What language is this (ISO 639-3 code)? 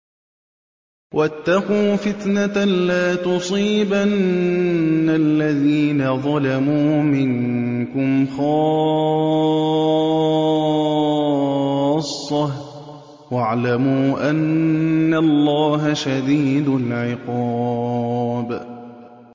ara